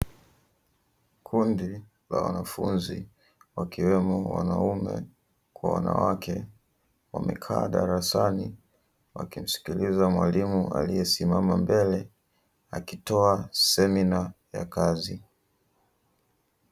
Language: Swahili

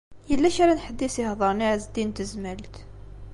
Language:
Kabyle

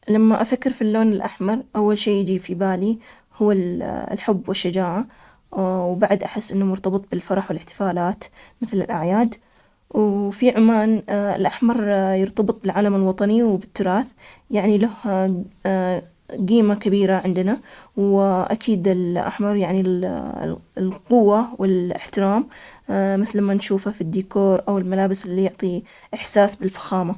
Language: Omani Arabic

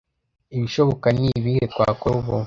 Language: Kinyarwanda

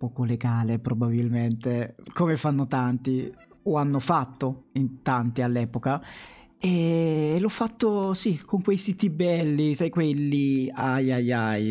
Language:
Italian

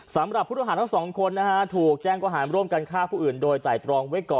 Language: Thai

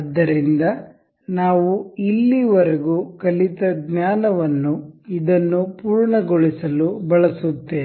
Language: Kannada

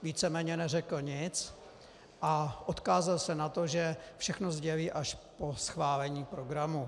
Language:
Czech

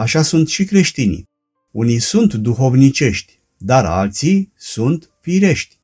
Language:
Romanian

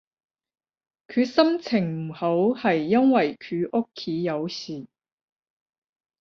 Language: Cantonese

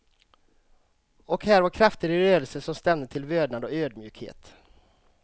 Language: Swedish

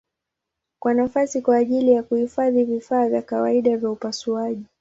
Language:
Swahili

